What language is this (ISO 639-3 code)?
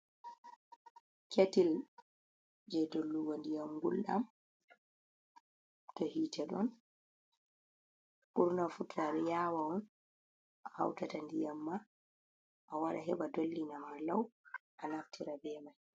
ful